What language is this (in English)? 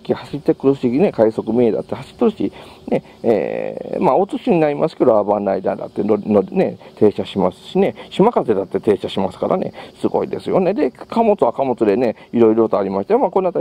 Japanese